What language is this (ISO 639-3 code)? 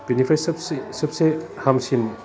brx